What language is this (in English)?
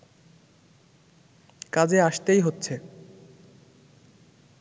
Bangla